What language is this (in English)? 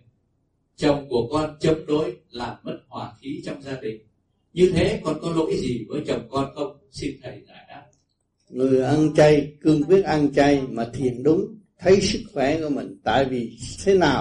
Vietnamese